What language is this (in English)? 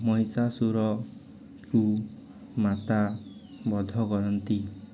Odia